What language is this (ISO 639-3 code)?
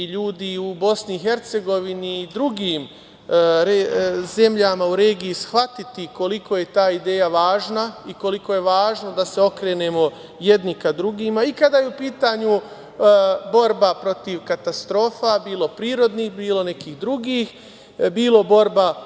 srp